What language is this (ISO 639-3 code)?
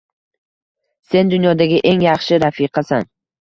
uzb